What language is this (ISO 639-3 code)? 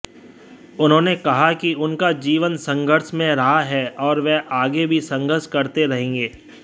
hin